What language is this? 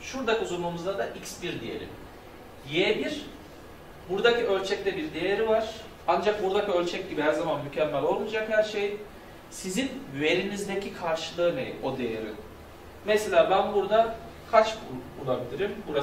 Turkish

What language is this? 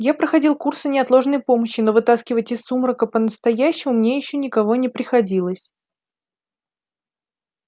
Russian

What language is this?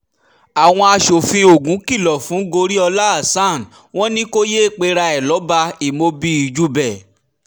Yoruba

